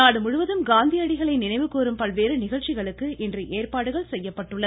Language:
Tamil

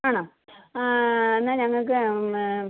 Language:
Malayalam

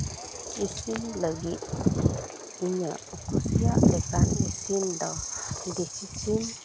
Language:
Santali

